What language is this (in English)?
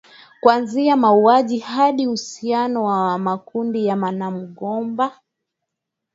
Swahili